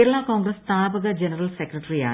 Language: Malayalam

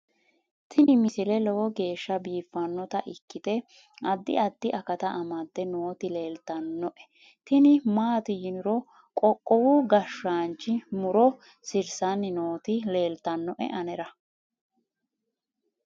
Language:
Sidamo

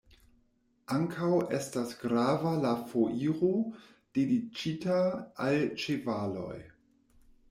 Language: Esperanto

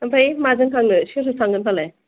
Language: Bodo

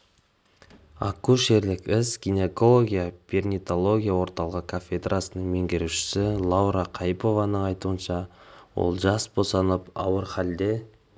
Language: Kazakh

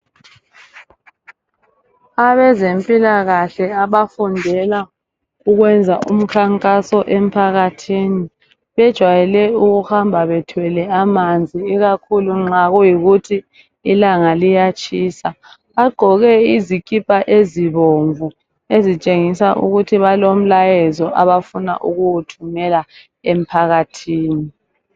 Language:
North Ndebele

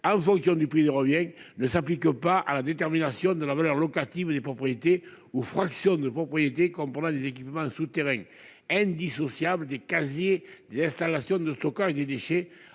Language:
French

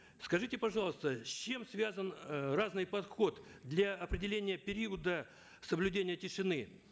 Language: Kazakh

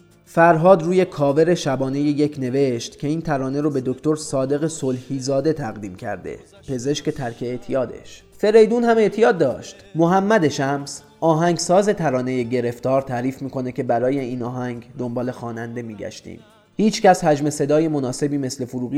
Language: Persian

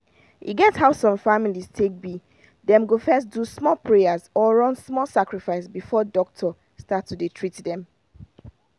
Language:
Nigerian Pidgin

